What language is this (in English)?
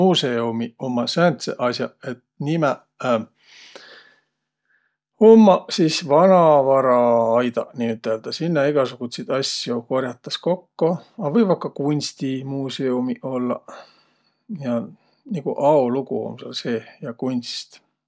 Võro